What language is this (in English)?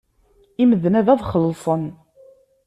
Kabyle